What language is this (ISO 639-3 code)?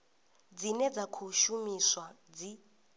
ven